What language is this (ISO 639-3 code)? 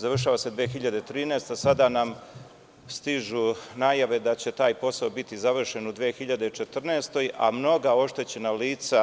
srp